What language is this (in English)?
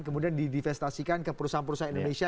Indonesian